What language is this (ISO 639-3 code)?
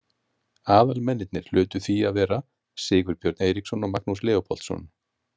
isl